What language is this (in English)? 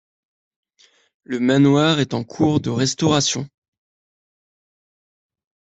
French